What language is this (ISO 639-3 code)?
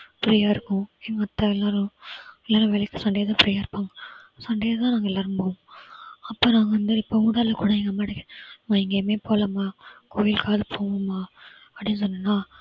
tam